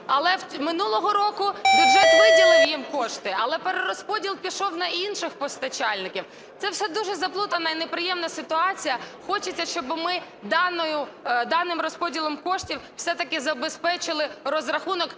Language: Ukrainian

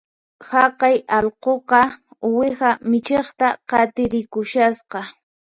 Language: Puno Quechua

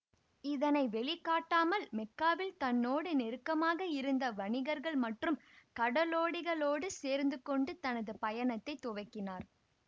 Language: Tamil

